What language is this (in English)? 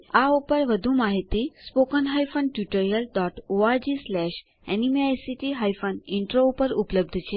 Gujarati